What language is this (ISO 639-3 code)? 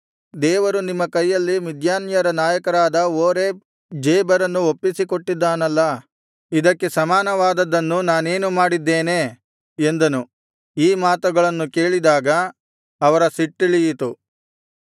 kan